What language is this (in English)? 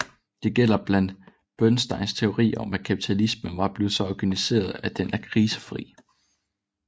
Danish